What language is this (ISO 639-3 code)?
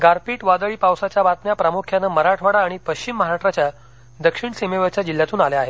mar